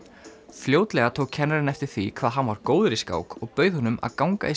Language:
Icelandic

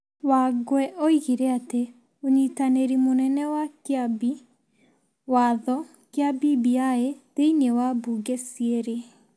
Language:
Kikuyu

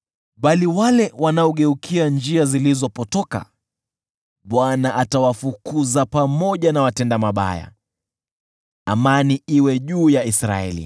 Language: Swahili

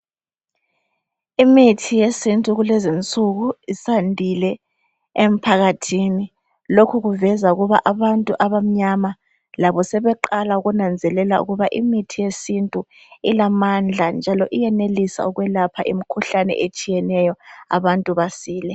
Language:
North Ndebele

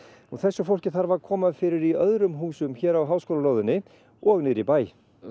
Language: Icelandic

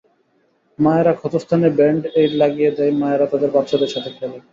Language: Bangla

